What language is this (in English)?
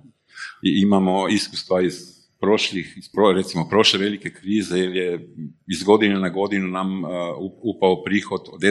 Croatian